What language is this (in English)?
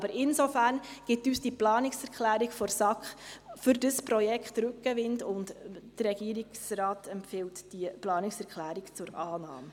Swiss German